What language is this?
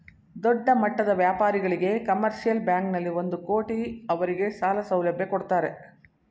Kannada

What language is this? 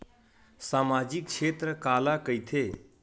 Chhattisgarhi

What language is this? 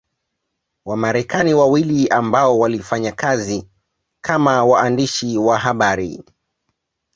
Swahili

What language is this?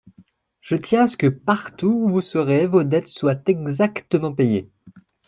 French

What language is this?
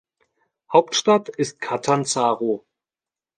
German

